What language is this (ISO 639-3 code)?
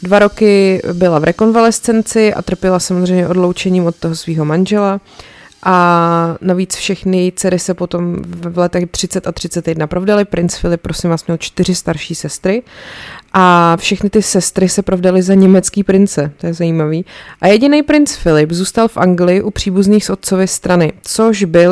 ces